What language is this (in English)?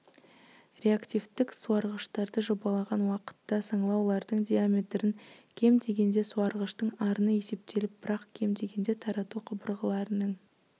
Kazakh